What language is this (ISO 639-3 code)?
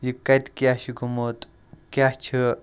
kas